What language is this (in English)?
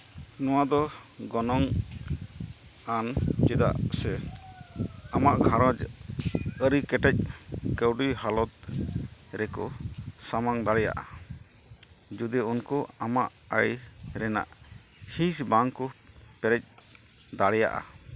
Santali